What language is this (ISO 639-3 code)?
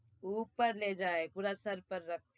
guj